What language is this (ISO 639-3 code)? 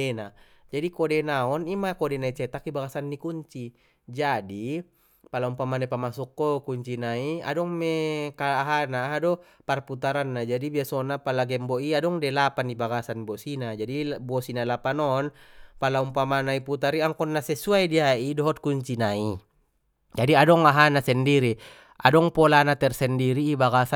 btm